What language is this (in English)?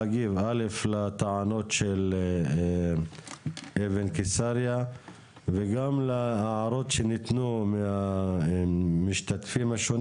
Hebrew